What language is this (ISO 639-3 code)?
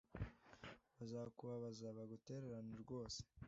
kin